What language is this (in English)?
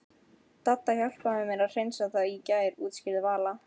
Icelandic